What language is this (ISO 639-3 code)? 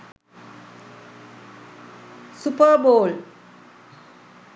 sin